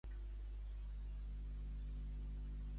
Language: Catalan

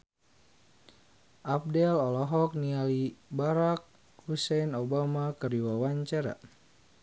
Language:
Sundanese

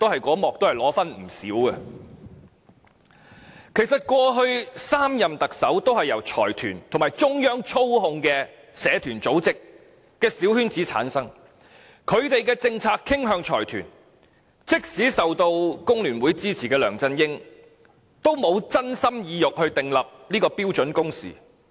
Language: Cantonese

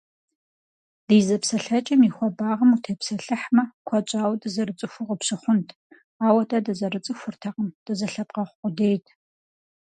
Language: Kabardian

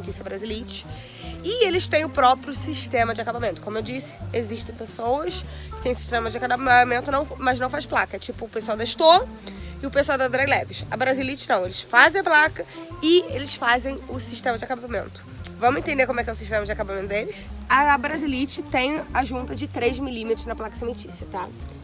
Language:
Portuguese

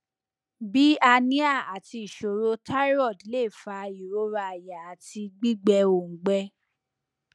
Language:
Yoruba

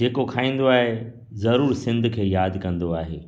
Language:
Sindhi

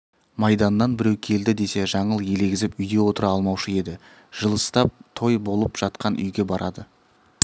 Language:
Kazakh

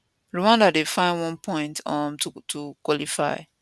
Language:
Nigerian Pidgin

